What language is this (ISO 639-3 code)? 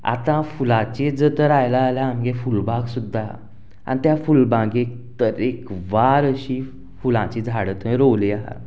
kok